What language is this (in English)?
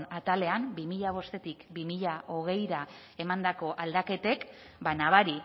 Basque